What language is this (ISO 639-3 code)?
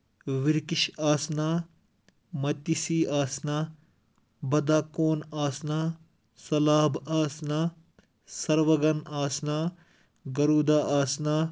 kas